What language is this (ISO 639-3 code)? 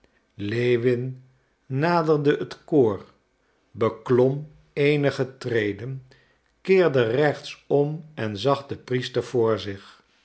nld